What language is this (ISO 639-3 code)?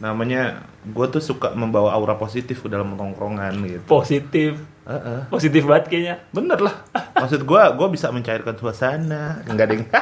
ind